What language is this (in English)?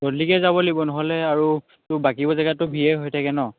Assamese